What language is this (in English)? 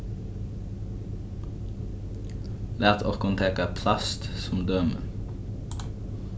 Faroese